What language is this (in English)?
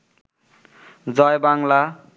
Bangla